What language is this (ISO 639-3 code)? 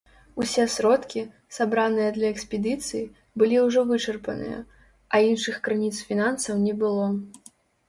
bel